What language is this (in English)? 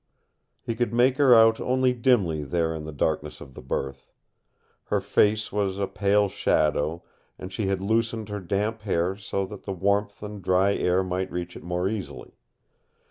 English